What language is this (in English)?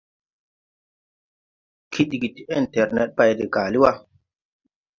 Tupuri